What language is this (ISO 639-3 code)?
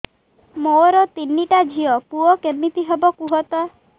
ori